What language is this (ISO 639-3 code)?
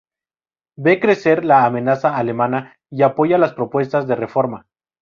spa